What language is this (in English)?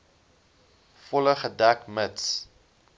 Afrikaans